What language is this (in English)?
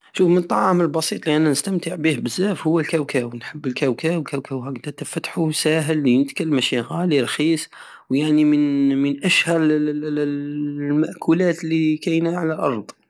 Algerian Saharan Arabic